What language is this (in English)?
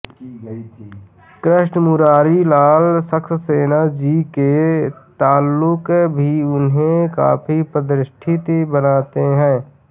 Hindi